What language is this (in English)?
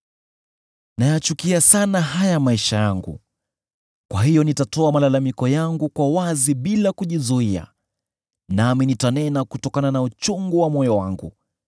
Swahili